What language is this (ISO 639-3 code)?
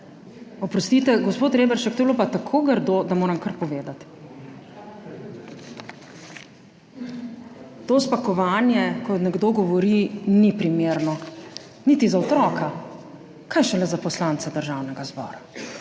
slv